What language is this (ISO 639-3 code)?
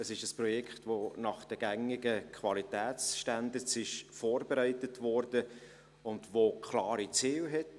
gsw